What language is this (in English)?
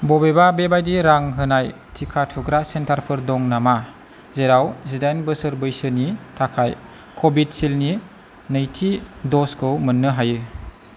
Bodo